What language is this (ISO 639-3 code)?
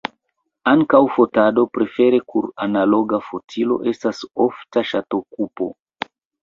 epo